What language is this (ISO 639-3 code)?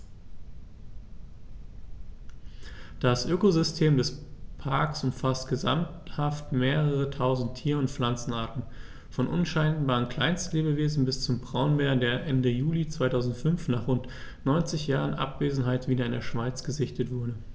deu